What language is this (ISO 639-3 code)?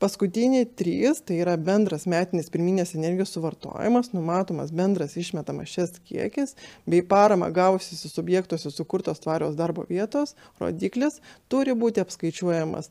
lit